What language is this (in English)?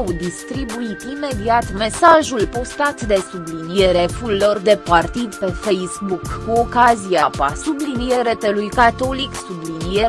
Romanian